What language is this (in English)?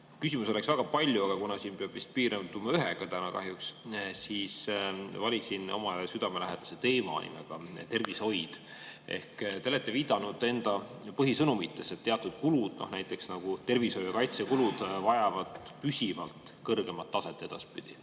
Estonian